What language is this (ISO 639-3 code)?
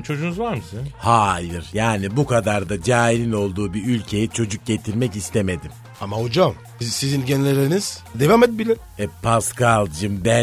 tur